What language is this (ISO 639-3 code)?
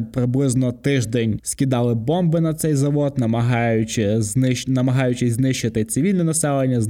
ukr